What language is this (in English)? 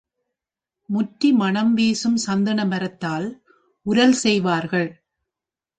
Tamil